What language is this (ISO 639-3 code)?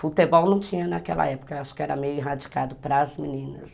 por